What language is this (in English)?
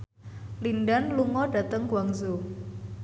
Javanese